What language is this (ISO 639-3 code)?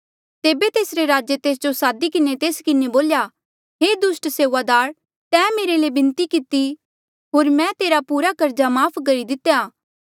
mjl